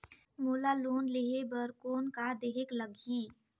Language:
Chhattisgarhi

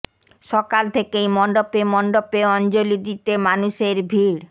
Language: Bangla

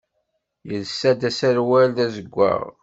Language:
Kabyle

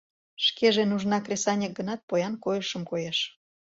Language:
Mari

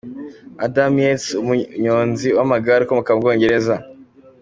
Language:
Kinyarwanda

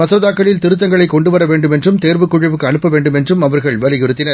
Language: Tamil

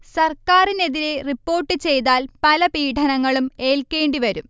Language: Malayalam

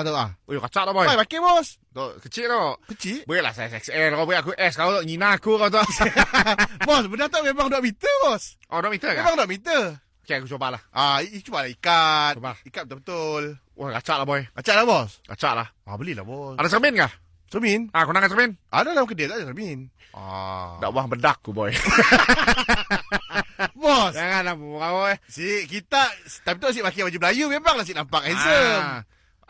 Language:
Malay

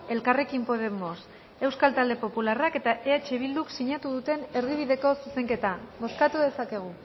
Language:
Basque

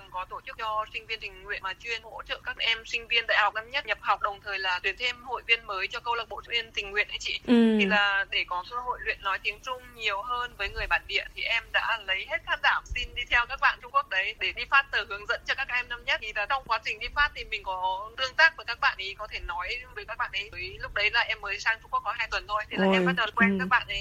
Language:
Vietnamese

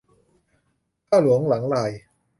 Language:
Thai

